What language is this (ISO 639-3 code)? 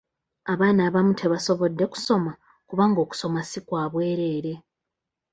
lug